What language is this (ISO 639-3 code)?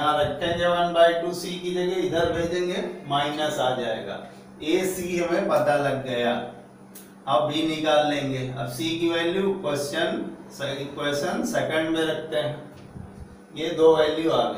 hin